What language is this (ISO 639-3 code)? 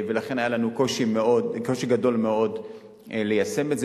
heb